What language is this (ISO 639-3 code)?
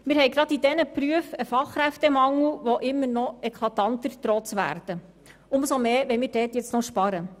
gsw